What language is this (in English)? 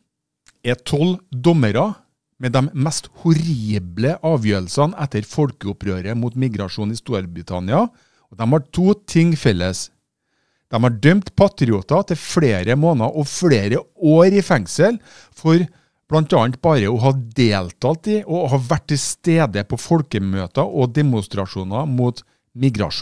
Norwegian